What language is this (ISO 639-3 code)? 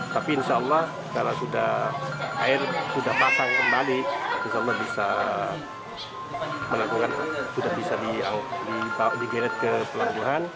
ind